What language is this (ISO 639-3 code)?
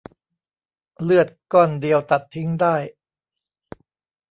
tha